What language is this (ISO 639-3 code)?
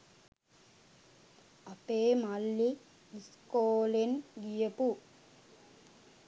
sin